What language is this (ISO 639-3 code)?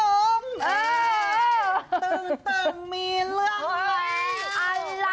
tha